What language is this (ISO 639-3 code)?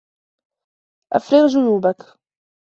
ara